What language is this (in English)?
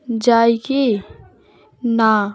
Bangla